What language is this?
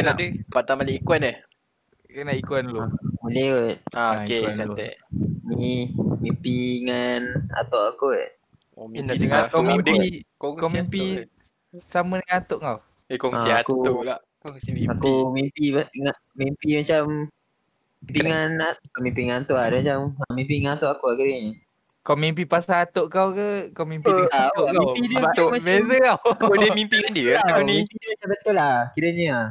Malay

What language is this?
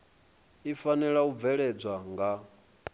Venda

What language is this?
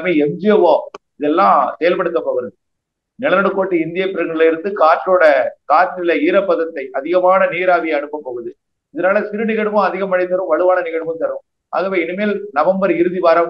Tamil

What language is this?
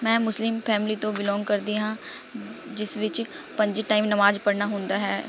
Punjabi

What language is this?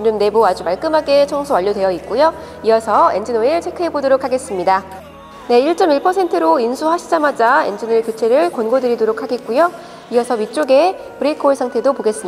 Korean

